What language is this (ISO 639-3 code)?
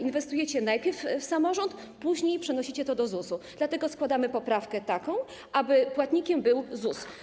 pol